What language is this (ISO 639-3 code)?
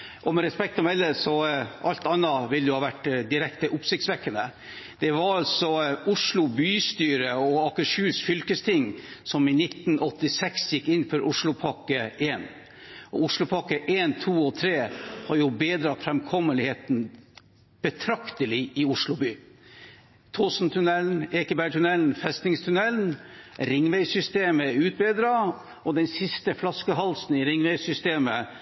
nob